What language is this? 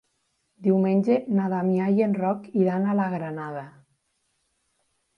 Catalan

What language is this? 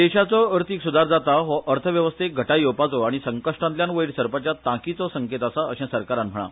Konkani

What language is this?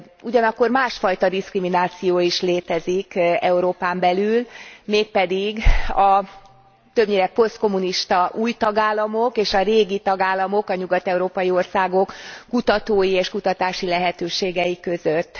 Hungarian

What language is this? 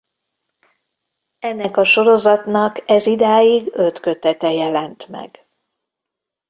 Hungarian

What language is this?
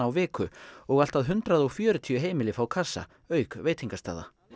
Icelandic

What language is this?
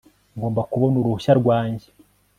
Kinyarwanda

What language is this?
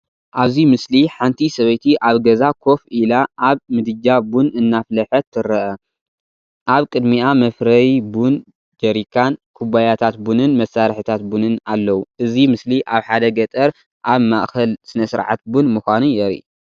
Tigrinya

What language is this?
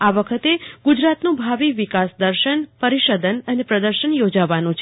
Gujarati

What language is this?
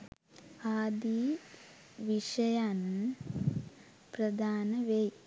Sinhala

